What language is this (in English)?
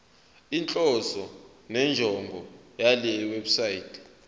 Zulu